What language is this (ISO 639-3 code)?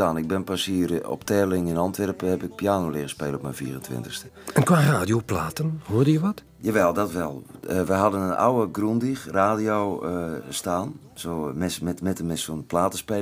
nld